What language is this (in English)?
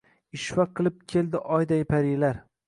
Uzbek